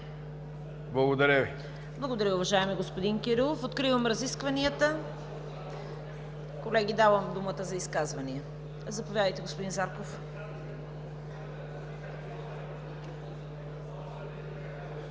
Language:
Bulgarian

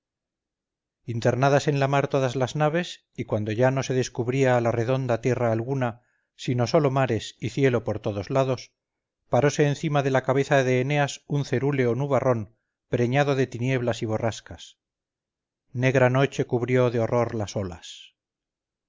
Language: Spanish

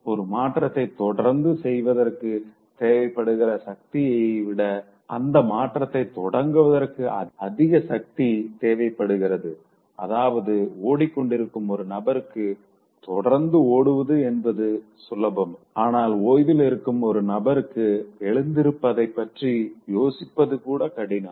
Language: Tamil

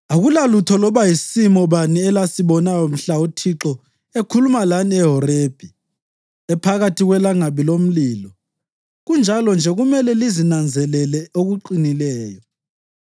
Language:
North Ndebele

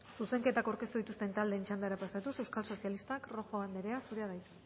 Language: Basque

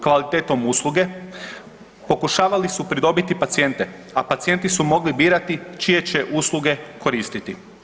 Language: Croatian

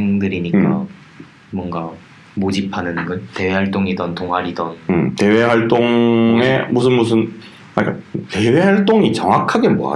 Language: Korean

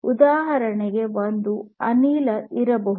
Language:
Kannada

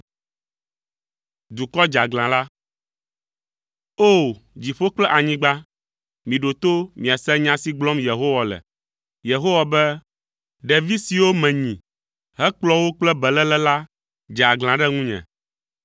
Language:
Ewe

